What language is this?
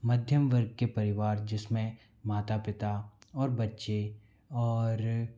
Hindi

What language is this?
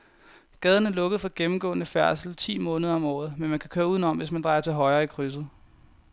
Danish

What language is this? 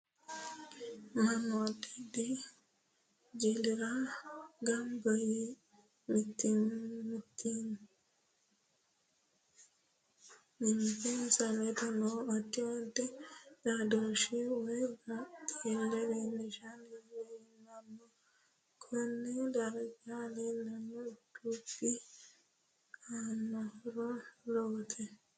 Sidamo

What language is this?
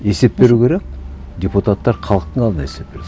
Kazakh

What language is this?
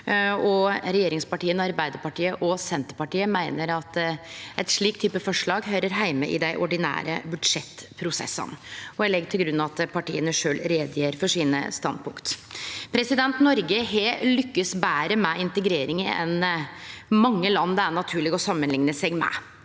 Norwegian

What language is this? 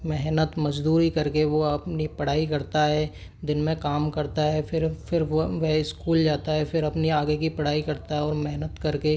Hindi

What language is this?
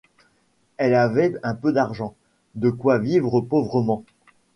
French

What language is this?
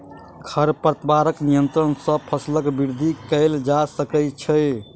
Maithili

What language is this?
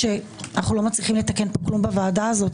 Hebrew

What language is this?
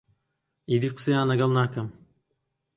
Central Kurdish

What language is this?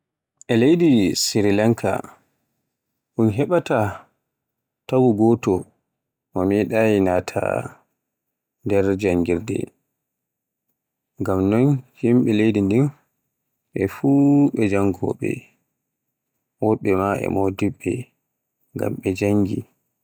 Borgu Fulfulde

